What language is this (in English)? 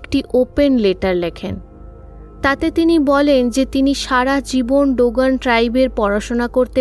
Bangla